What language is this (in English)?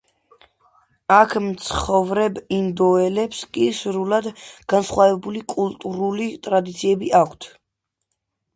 Georgian